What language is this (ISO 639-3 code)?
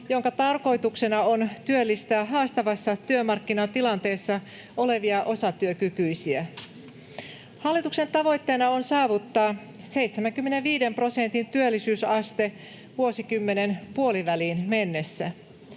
fin